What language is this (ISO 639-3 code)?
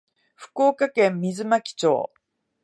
jpn